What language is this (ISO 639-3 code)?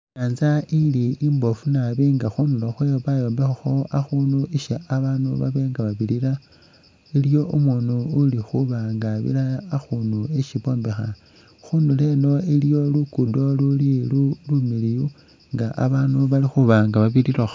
myx